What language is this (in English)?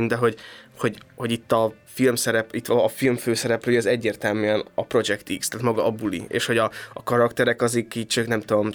Hungarian